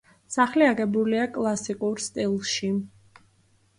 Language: Georgian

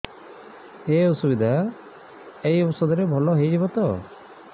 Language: Odia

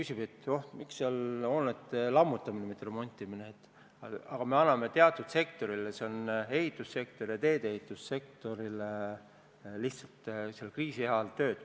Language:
Estonian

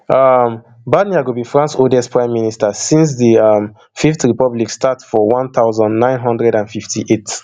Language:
Nigerian Pidgin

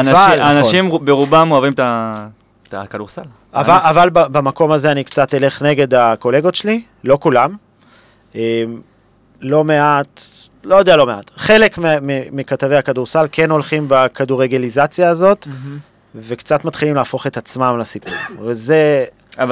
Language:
Hebrew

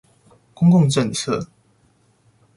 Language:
Chinese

